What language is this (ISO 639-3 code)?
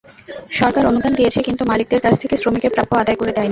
ben